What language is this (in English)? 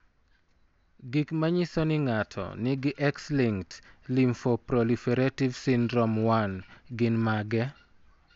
Luo (Kenya and Tanzania)